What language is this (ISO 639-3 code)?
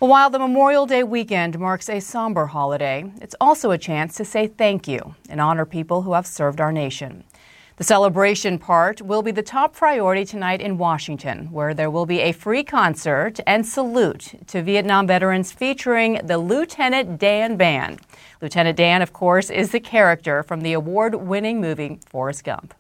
eng